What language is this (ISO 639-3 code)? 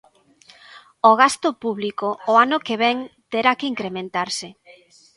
glg